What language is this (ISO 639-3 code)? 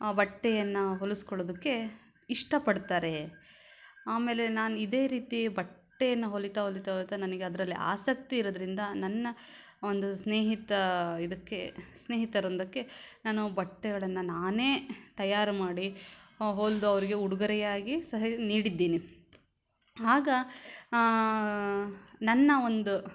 kan